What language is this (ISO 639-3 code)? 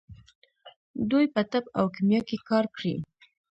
pus